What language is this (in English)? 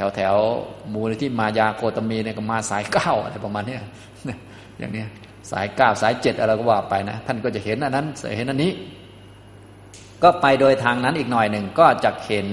Thai